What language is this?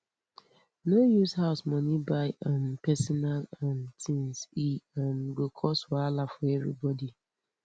Nigerian Pidgin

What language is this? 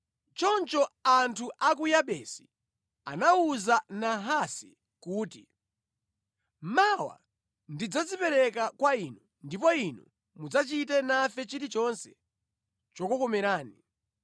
Nyanja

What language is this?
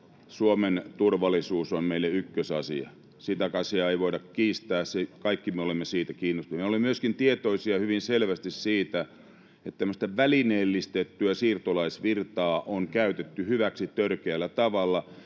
Finnish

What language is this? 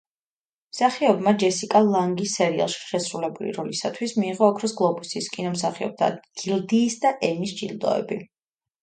Georgian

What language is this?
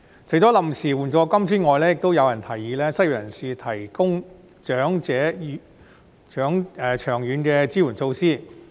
Cantonese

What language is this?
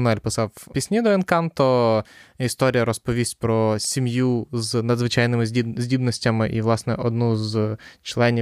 Ukrainian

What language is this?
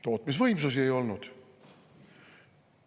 Estonian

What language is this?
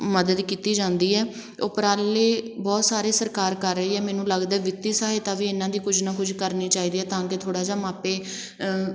Punjabi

